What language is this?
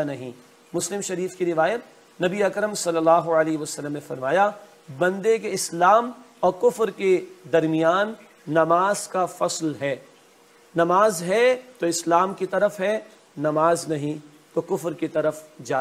Dutch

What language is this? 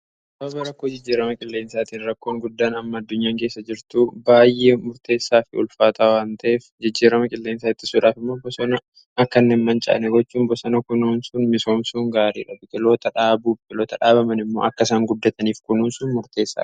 Oromo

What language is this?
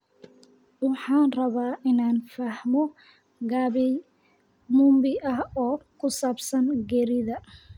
Somali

